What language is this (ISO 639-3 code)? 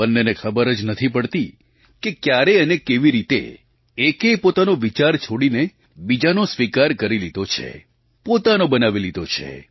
guj